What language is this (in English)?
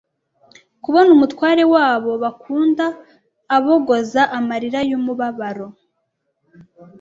Kinyarwanda